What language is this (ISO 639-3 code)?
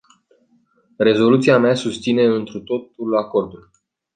ron